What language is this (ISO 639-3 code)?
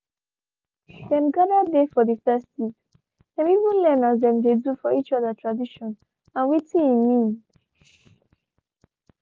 pcm